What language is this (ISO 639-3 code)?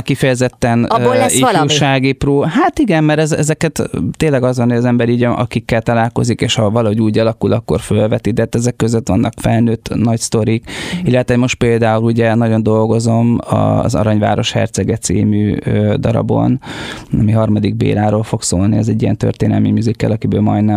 hun